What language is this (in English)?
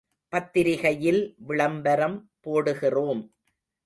Tamil